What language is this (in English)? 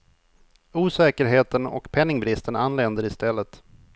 Swedish